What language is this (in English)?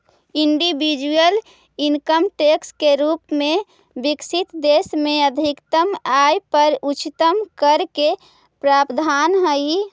Magahi